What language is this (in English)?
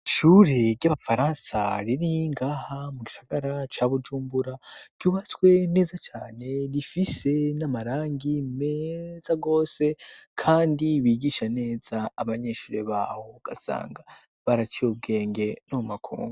Rundi